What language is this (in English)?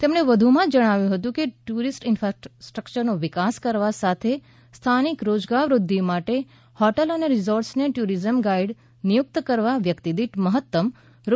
Gujarati